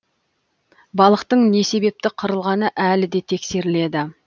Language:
Kazakh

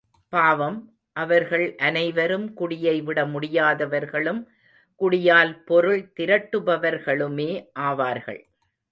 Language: Tamil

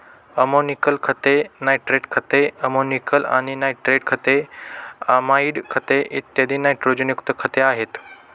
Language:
Marathi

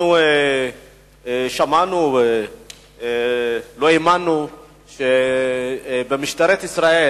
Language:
Hebrew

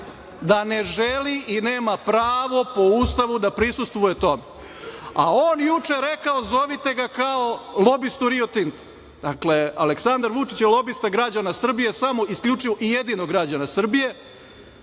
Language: Serbian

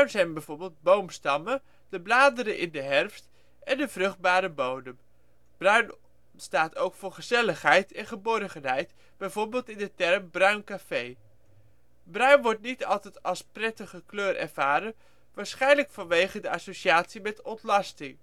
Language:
Dutch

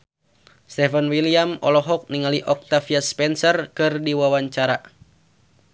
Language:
Sundanese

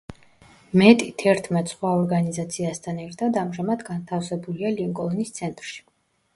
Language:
Georgian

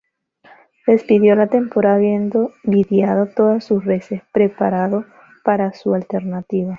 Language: Spanish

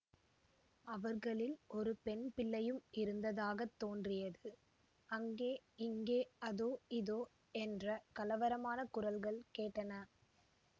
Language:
Tamil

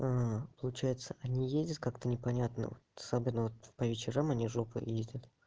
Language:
Russian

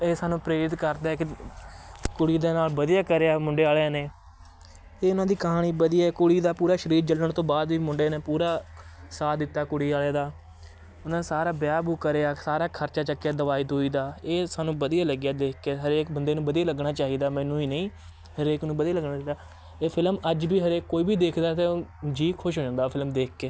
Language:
Punjabi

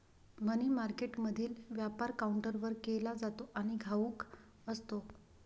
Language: Marathi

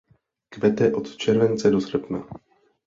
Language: Czech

